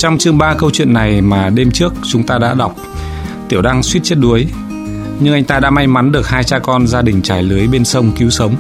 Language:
Vietnamese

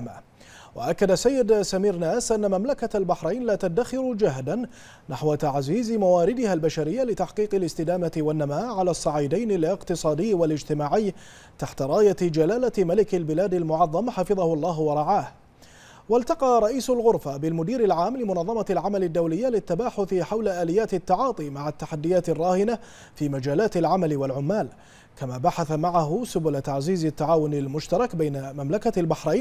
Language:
Arabic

